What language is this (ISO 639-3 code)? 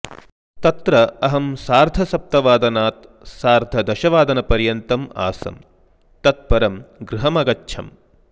san